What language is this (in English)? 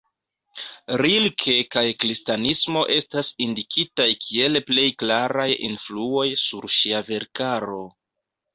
Esperanto